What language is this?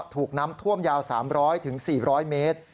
Thai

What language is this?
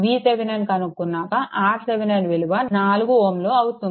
Telugu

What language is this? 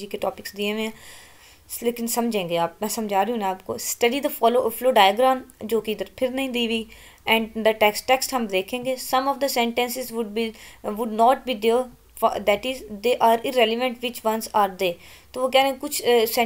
Romanian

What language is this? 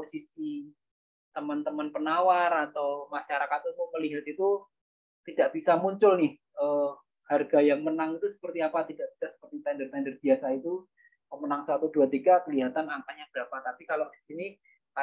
Indonesian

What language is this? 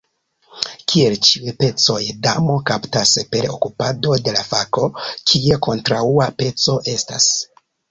Esperanto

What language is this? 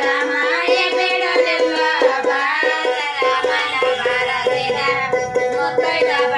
Indonesian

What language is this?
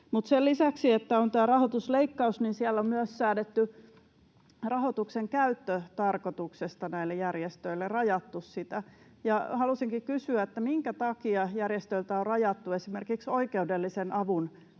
Finnish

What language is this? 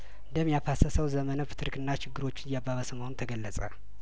Amharic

